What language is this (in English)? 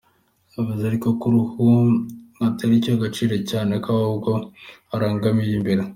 Kinyarwanda